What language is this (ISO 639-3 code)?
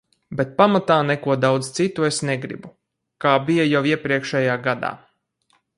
lav